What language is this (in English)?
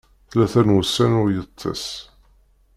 Kabyle